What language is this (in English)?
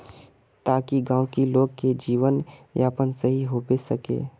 Magahi